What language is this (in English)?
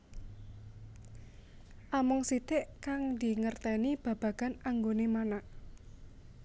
Javanese